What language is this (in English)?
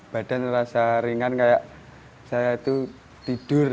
Indonesian